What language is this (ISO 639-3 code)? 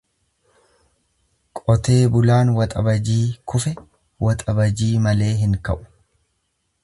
orm